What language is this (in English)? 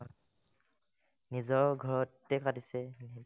Assamese